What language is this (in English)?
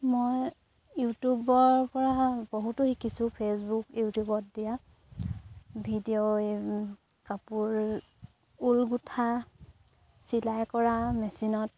Assamese